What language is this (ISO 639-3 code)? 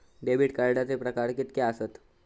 mar